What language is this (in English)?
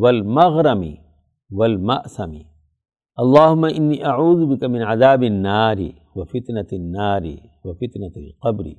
Urdu